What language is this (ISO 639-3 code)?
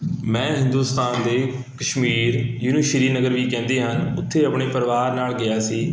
pan